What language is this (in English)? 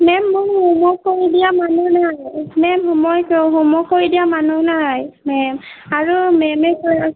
Assamese